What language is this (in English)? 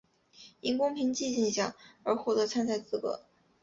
Chinese